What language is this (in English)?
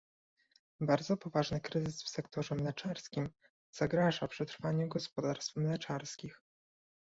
Polish